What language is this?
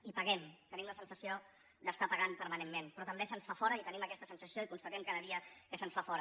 Catalan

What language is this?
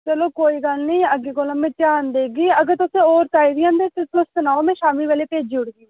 Dogri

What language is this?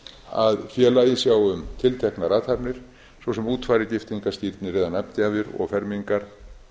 Icelandic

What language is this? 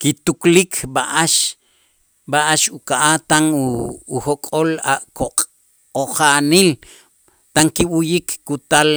Itzá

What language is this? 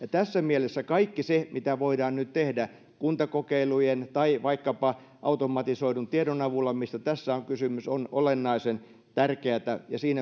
Finnish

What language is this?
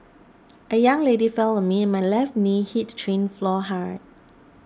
English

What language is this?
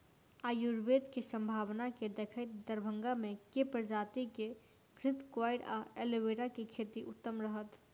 Maithili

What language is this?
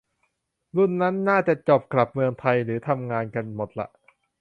Thai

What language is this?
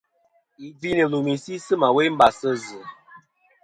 Kom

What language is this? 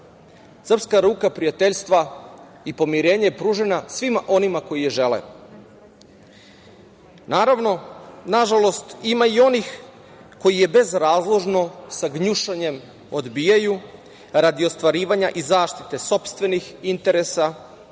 Serbian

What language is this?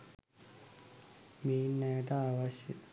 Sinhala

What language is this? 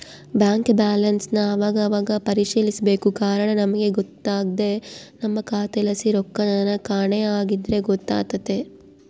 Kannada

